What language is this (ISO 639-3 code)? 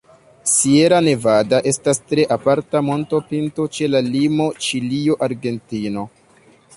epo